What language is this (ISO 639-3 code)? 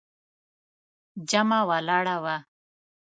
pus